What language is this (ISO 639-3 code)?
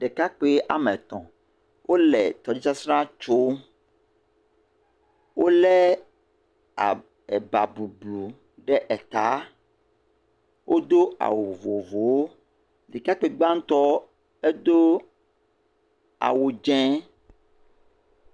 ewe